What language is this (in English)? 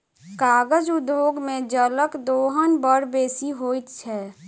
Maithili